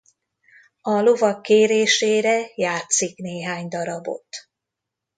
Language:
Hungarian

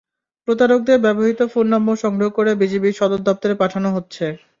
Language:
Bangla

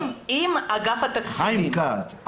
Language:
Hebrew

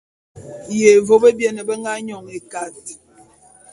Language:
Bulu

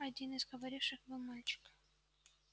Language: Russian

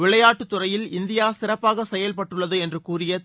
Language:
Tamil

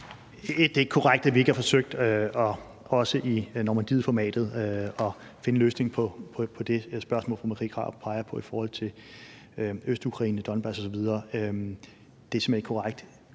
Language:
Danish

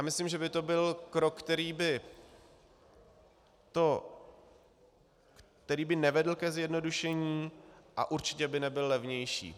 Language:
Czech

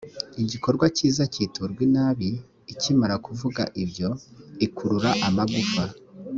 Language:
Kinyarwanda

